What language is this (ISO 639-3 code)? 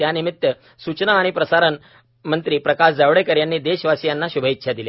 mar